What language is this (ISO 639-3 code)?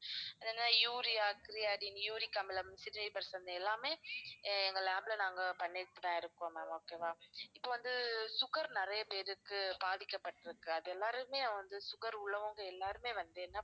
tam